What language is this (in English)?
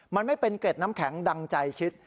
Thai